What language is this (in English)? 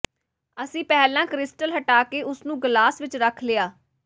Punjabi